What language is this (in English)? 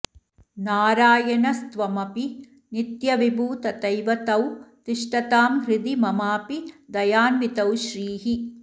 Sanskrit